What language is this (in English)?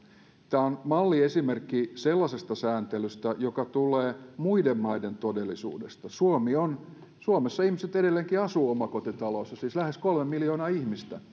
Finnish